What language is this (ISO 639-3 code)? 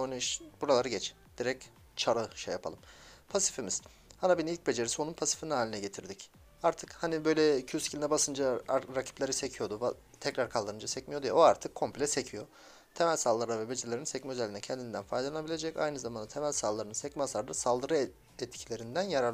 tur